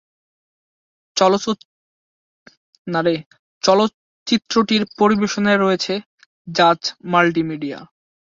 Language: Bangla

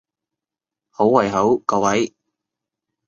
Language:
Cantonese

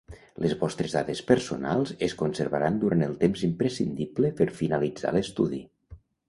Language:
Catalan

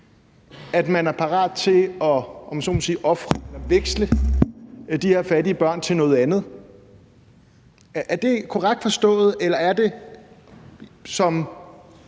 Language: Danish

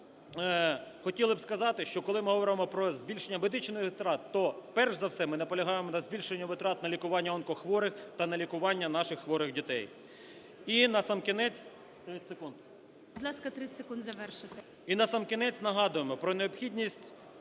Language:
Ukrainian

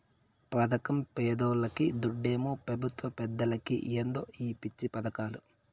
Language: Telugu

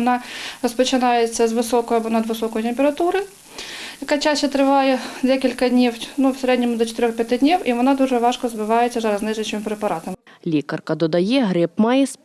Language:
Ukrainian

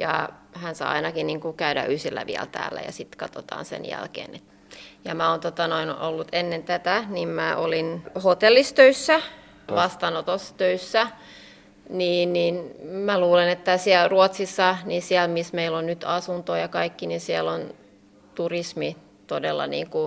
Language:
Finnish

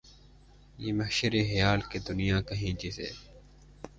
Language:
Urdu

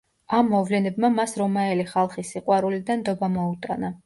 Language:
Georgian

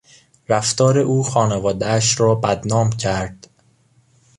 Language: Persian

